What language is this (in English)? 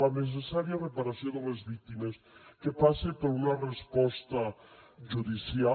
Catalan